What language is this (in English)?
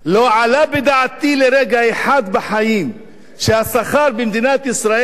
Hebrew